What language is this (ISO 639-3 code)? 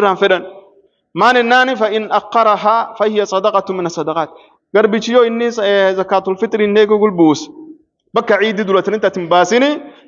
ara